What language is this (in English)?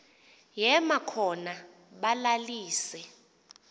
Xhosa